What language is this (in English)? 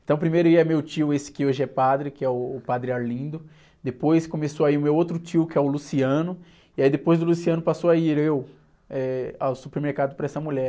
Portuguese